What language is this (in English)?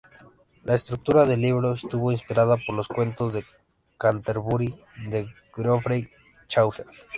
Spanish